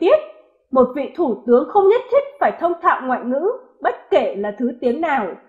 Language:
Vietnamese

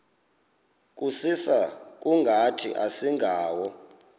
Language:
Xhosa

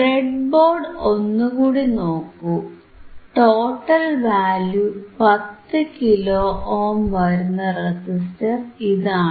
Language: Malayalam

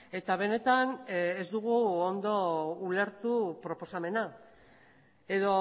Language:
Basque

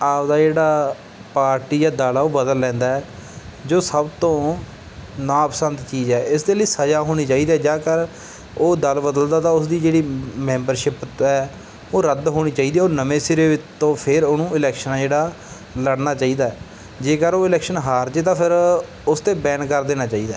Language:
Punjabi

